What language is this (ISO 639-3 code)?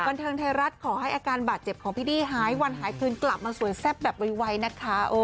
tha